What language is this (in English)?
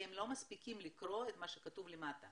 Hebrew